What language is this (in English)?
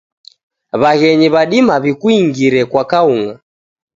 Taita